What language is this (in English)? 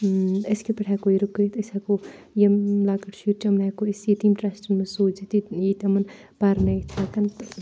Kashmiri